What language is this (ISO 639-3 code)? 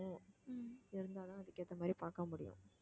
tam